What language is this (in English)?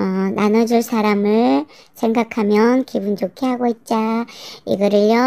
Korean